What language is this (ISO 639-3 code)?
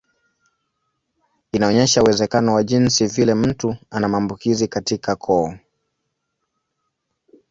swa